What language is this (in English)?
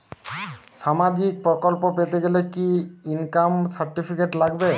Bangla